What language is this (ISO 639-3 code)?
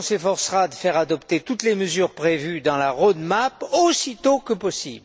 fra